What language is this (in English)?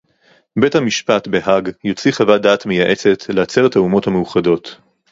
Hebrew